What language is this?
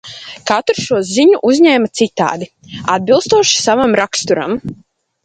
Latvian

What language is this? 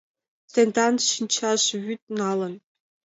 Mari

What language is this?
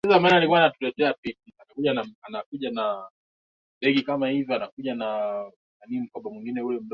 Swahili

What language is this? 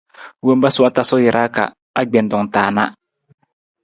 Nawdm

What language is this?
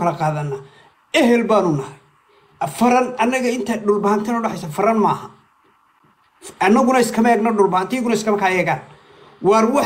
Arabic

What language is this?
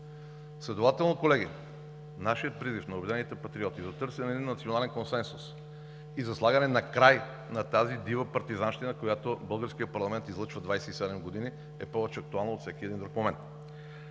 Bulgarian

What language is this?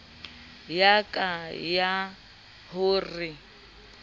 Southern Sotho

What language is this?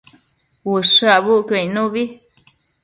Matsés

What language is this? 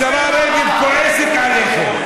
Hebrew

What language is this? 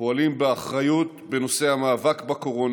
Hebrew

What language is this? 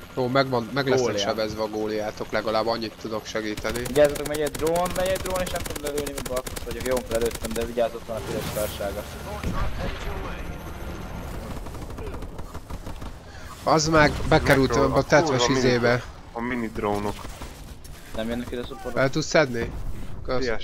Hungarian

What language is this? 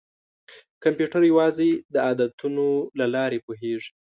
Pashto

